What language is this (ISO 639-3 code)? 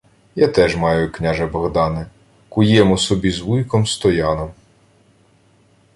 ukr